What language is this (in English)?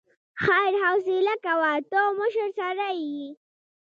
Pashto